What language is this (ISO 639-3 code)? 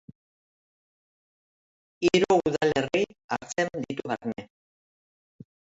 eus